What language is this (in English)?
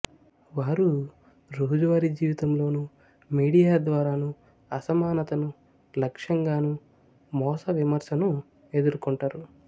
Telugu